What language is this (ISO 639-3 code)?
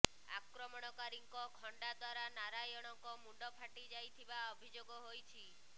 ori